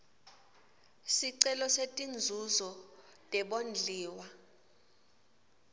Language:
Swati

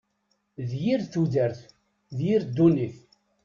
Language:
Kabyle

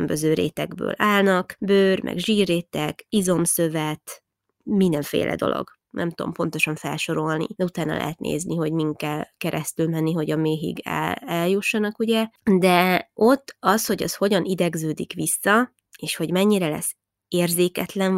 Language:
Hungarian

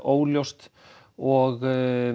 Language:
Icelandic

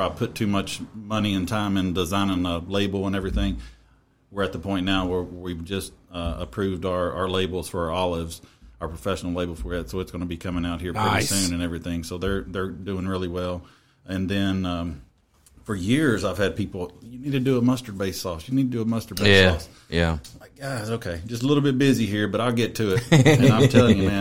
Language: English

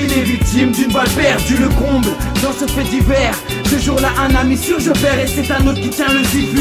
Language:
French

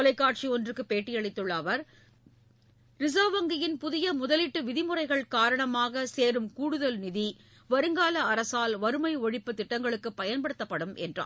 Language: Tamil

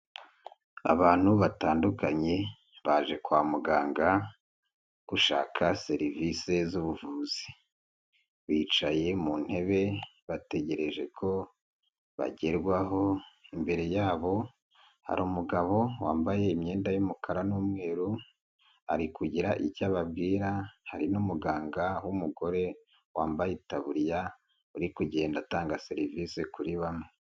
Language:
Kinyarwanda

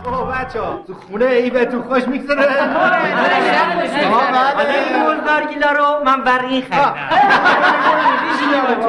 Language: Persian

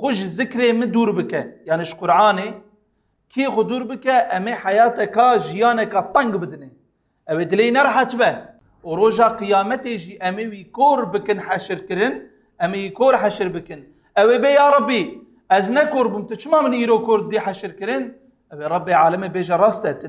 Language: Turkish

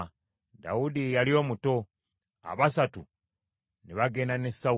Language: Ganda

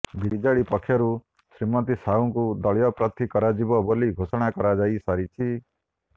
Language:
Odia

